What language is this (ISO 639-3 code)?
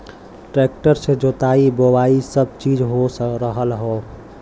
bho